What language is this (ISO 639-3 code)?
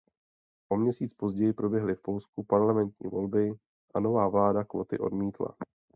ces